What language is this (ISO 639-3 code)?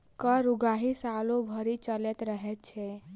mai